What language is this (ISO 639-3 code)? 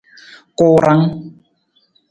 nmz